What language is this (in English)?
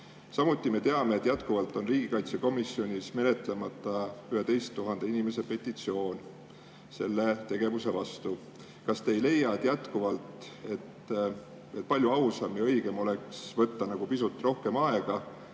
Estonian